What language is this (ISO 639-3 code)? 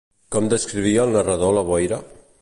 cat